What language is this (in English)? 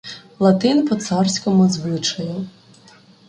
Ukrainian